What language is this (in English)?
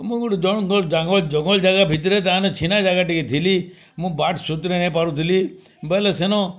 Odia